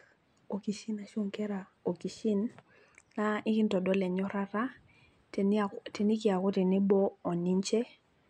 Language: Masai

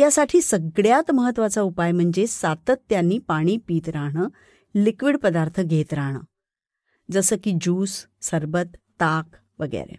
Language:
Marathi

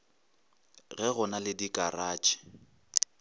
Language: Northern Sotho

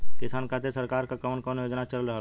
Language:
Bhojpuri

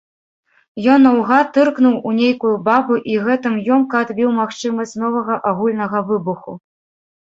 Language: Belarusian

